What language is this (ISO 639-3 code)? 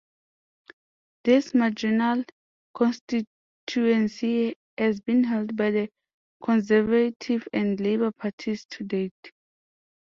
eng